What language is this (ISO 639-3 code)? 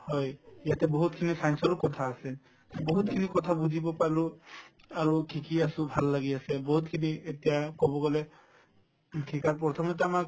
asm